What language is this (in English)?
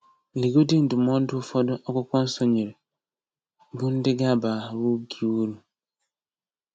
Igbo